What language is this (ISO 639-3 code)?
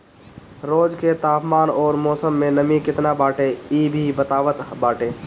bho